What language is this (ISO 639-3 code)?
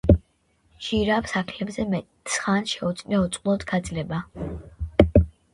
kat